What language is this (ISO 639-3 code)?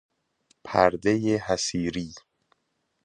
fas